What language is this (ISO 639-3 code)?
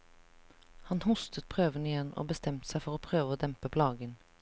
nor